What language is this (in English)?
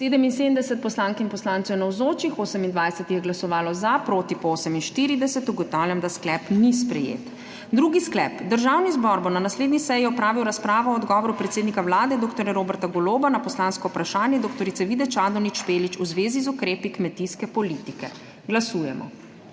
Slovenian